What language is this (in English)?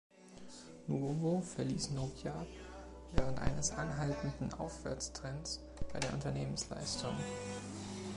German